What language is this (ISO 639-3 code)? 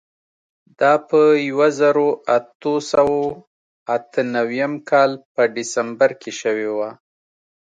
pus